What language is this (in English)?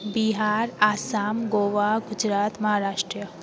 Sindhi